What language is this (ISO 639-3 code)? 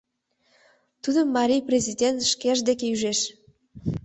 chm